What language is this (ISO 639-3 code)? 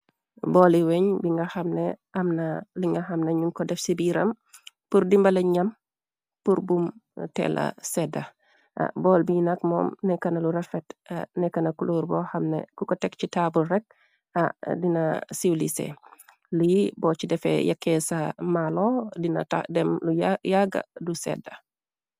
wol